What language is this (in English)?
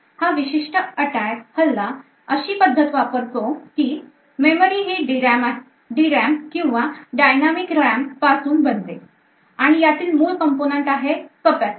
Marathi